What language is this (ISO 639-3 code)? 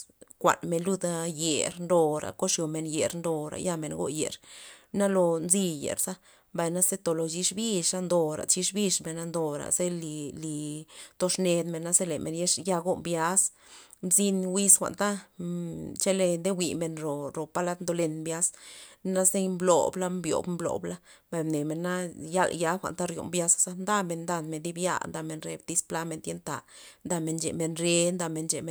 ztp